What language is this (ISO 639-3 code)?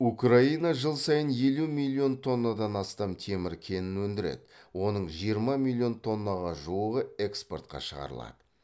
kaz